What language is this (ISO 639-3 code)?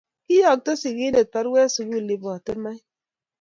kln